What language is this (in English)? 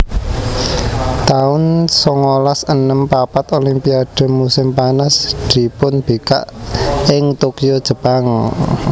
Javanese